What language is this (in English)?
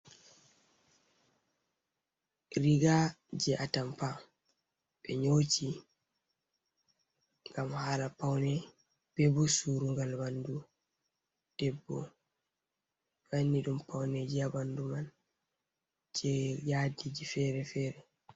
Fula